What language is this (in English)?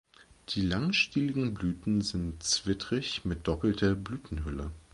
German